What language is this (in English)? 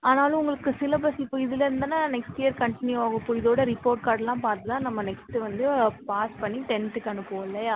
Tamil